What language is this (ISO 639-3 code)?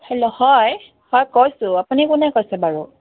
asm